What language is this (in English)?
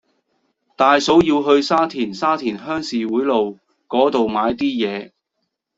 Cantonese